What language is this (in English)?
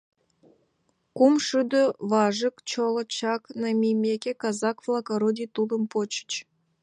Mari